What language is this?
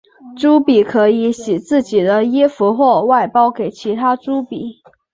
Chinese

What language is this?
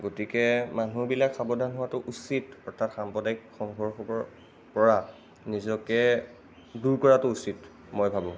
Assamese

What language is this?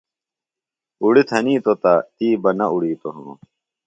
Phalura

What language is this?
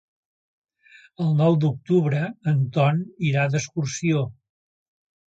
Catalan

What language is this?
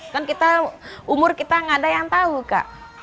Indonesian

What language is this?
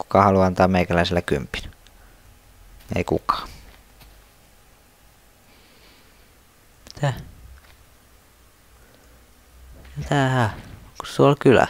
Finnish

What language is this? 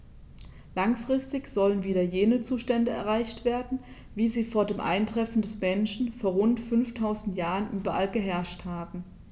German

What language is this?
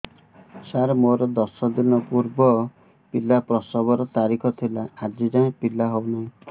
Odia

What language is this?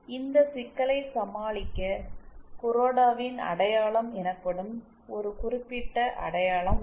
Tamil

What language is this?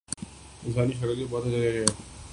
Urdu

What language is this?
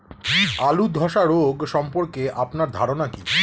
Bangla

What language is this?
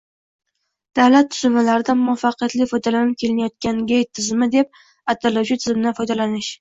Uzbek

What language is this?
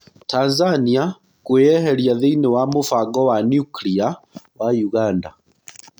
Kikuyu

